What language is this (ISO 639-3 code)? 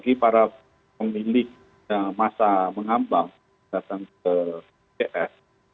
ind